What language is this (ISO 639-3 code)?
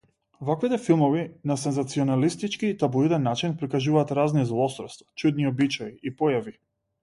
mkd